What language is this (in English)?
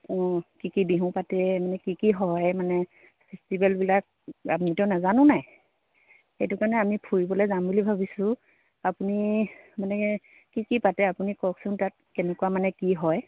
Assamese